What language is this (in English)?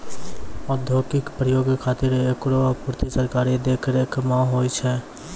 Maithili